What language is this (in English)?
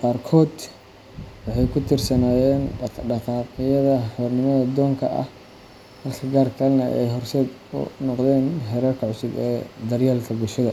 Somali